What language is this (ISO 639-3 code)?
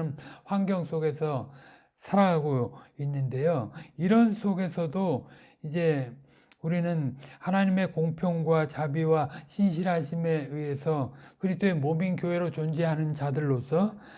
kor